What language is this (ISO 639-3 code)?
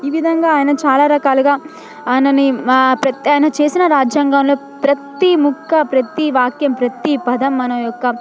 tel